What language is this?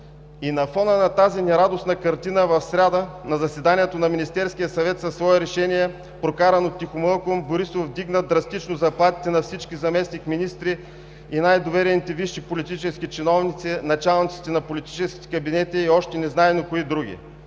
Bulgarian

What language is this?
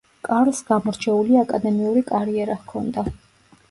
Georgian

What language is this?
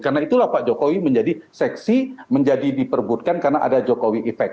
Indonesian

